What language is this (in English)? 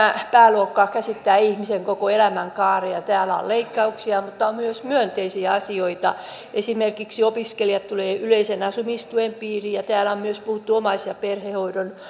Finnish